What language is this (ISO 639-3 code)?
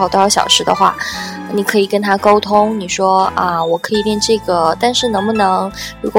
zho